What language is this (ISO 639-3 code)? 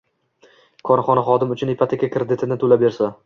uzb